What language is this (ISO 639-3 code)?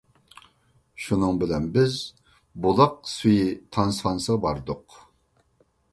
uig